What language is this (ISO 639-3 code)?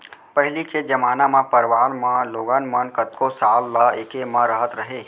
hne